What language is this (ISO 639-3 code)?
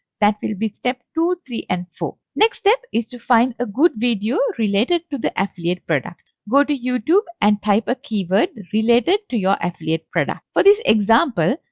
eng